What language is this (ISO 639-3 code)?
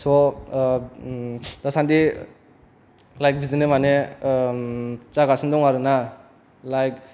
brx